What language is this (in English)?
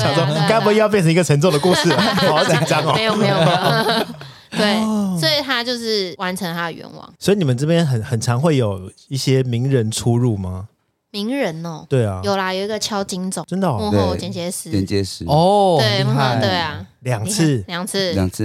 Chinese